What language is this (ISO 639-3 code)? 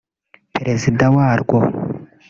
kin